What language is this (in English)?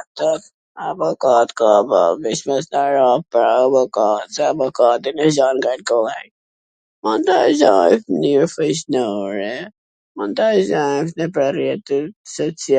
Gheg Albanian